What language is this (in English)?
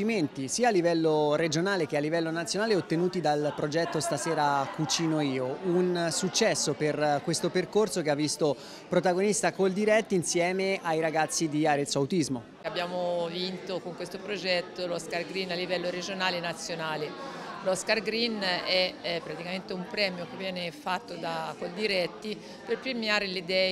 Italian